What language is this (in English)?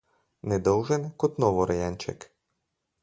Slovenian